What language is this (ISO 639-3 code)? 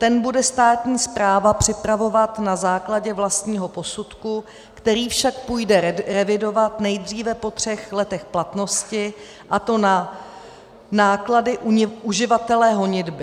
ces